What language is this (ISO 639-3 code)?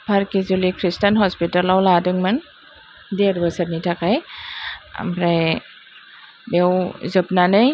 brx